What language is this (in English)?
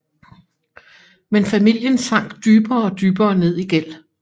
Danish